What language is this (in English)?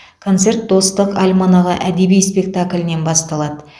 Kazakh